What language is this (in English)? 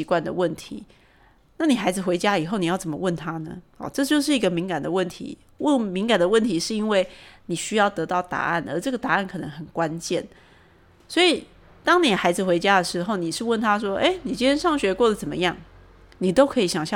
Chinese